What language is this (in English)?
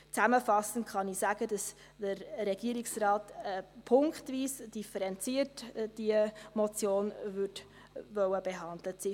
Swiss German